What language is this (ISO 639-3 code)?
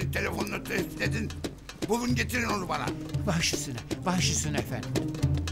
tur